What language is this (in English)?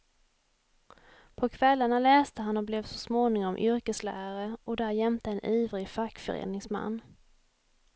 Swedish